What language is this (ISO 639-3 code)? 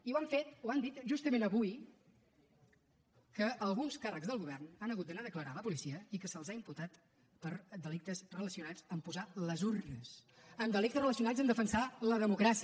cat